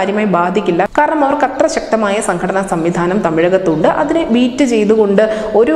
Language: Malayalam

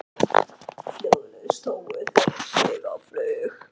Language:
Icelandic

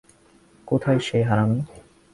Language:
Bangla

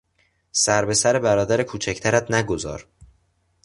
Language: Persian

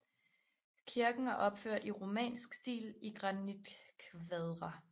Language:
Danish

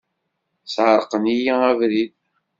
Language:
Kabyle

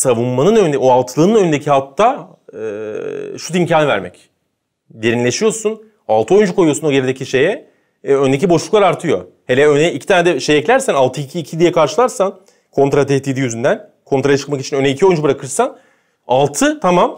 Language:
Turkish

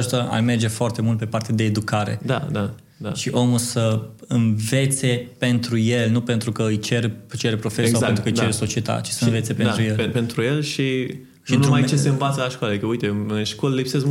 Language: Romanian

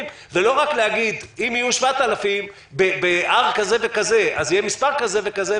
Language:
Hebrew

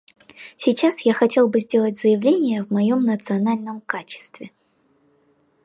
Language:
Russian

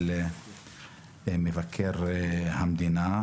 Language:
Hebrew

